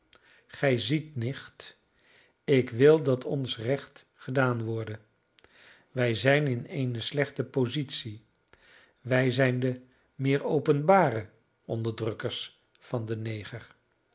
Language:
Dutch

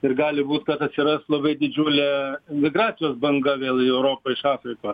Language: Lithuanian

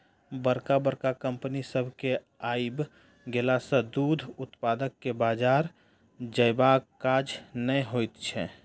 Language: Maithili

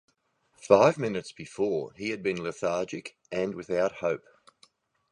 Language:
English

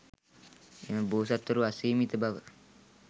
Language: Sinhala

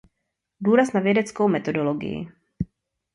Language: Czech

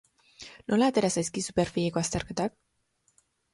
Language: Basque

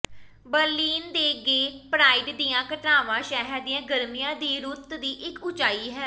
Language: Punjabi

